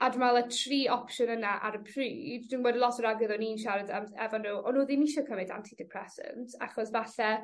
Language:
Welsh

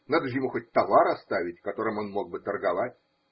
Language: Russian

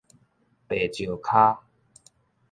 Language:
Min Nan Chinese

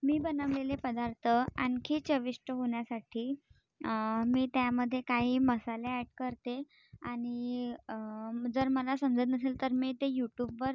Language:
Marathi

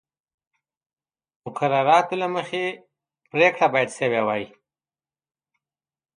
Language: Pashto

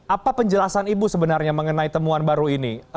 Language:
Indonesian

